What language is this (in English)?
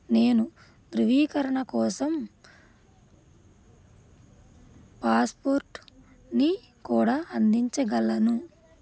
Telugu